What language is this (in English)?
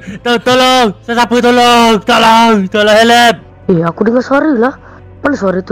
Malay